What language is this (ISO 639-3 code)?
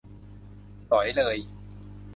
tha